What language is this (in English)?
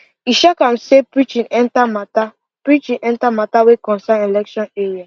Nigerian Pidgin